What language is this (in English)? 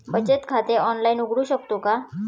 Marathi